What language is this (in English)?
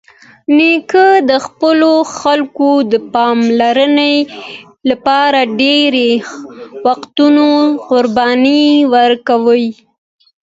Pashto